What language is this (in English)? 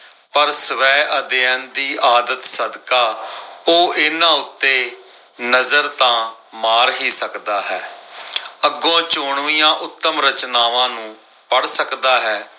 Punjabi